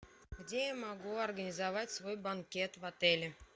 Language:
Russian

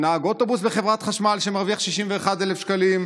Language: Hebrew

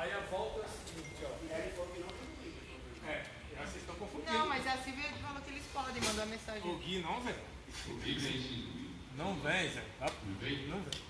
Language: Portuguese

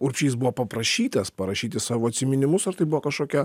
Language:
Lithuanian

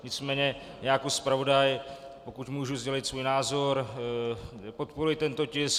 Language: Czech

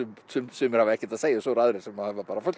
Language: Icelandic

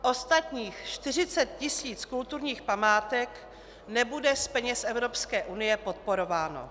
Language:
Czech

